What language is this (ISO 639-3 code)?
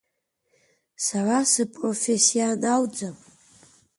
abk